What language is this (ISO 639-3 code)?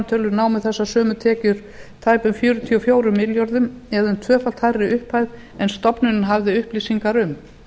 isl